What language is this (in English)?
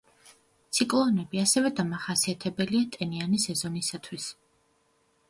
Georgian